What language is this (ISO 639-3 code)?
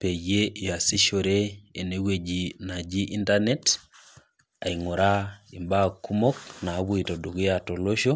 mas